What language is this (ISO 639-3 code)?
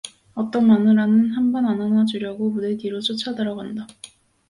kor